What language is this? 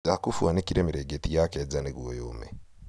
Kikuyu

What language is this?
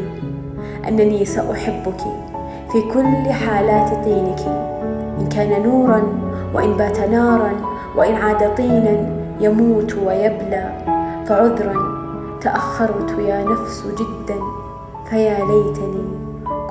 Arabic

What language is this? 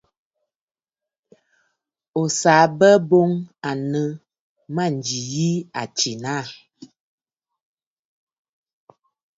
Bafut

